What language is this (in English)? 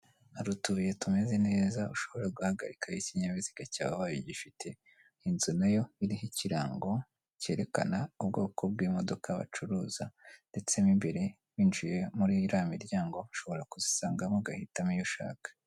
Kinyarwanda